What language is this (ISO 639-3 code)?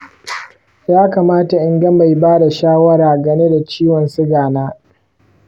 hau